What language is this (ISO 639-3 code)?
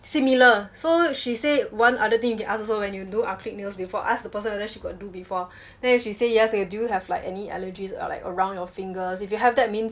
eng